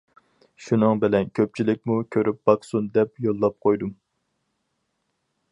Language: Uyghur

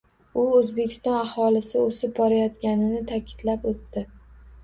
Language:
Uzbek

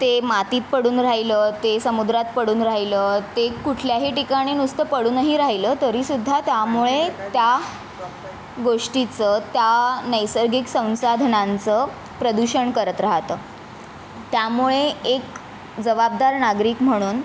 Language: Marathi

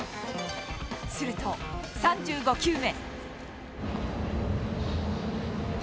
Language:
Japanese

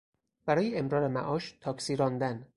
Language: Persian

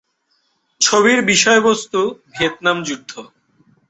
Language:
Bangla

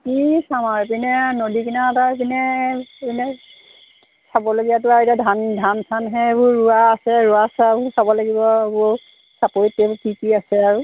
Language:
Assamese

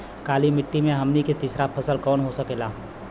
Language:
Bhojpuri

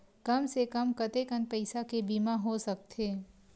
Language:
Chhattisgarhi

